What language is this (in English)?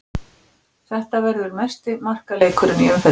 Icelandic